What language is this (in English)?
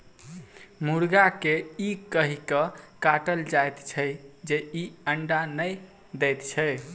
Maithili